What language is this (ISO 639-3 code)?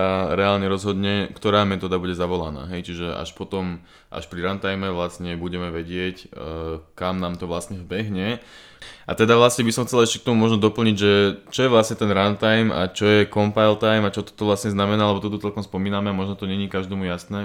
slk